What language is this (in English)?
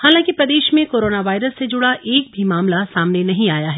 Hindi